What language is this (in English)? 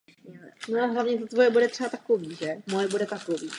Czech